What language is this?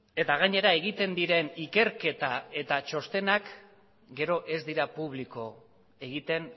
Basque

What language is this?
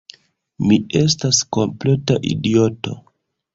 Esperanto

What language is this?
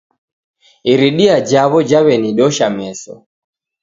Taita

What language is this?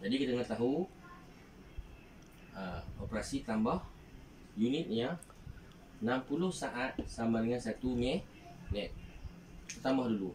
Malay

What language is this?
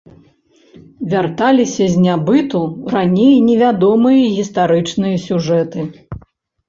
Belarusian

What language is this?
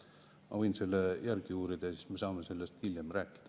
Estonian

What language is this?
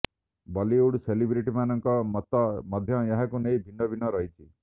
Odia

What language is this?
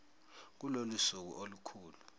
Zulu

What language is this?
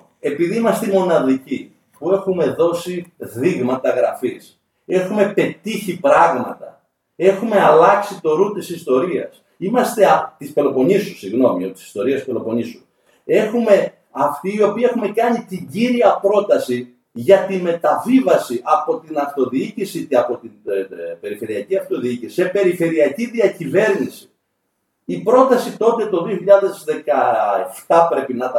Greek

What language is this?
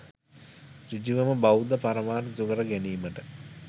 Sinhala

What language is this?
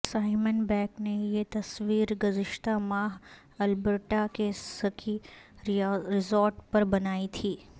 Urdu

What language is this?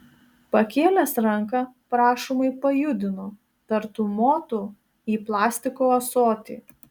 Lithuanian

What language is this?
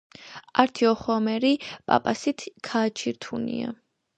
Georgian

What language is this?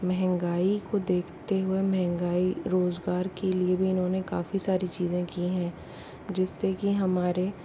Hindi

